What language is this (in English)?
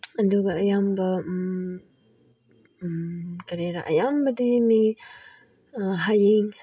Manipuri